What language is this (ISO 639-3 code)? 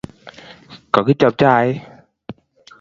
kln